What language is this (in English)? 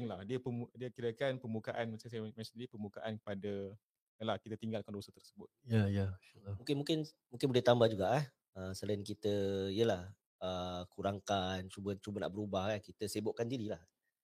Malay